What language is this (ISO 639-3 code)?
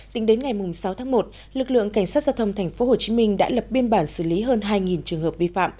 vie